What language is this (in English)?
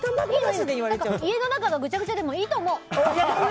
Japanese